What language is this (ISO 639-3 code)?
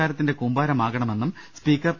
mal